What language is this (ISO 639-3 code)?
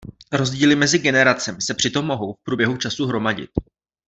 ces